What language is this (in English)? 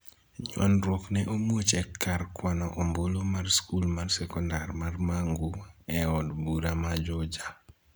Luo (Kenya and Tanzania)